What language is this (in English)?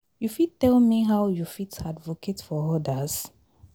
Nigerian Pidgin